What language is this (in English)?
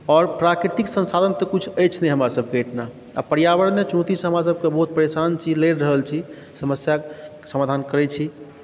Maithili